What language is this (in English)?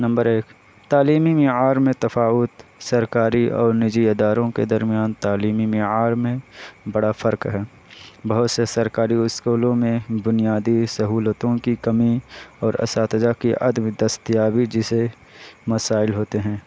Urdu